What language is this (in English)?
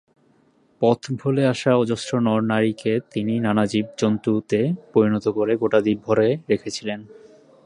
Bangla